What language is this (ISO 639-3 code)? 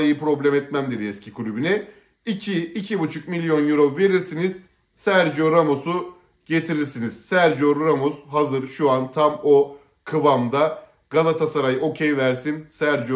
tur